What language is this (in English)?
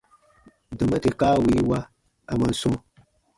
Baatonum